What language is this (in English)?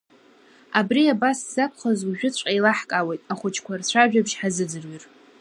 Abkhazian